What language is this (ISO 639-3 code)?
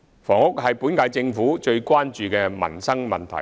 yue